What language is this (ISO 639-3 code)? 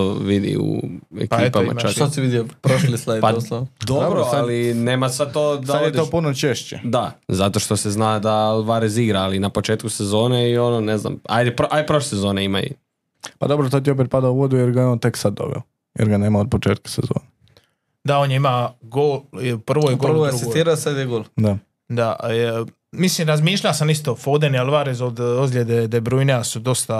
hrv